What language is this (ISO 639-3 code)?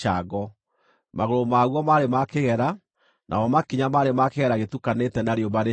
kik